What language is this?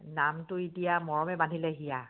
Assamese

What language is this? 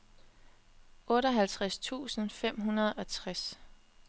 Danish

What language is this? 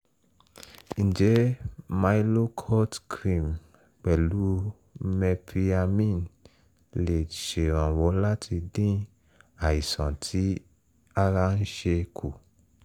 Yoruba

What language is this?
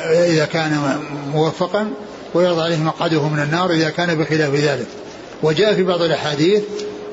Arabic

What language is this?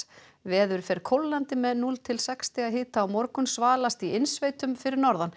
Icelandic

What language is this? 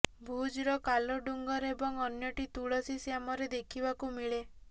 Odia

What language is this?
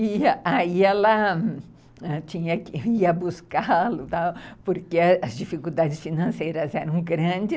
Portuguese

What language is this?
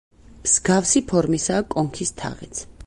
Georgian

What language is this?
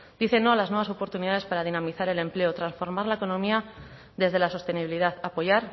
Spanish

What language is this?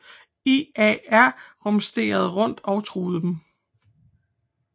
Danish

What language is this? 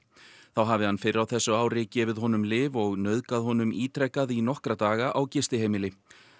Icelandic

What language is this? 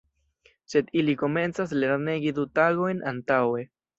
Esperanto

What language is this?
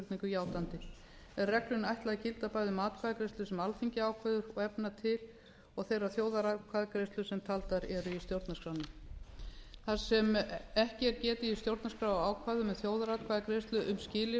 Icelandic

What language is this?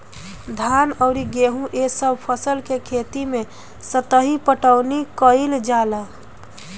Bhojpuri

